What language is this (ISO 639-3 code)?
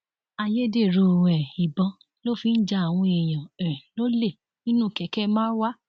yor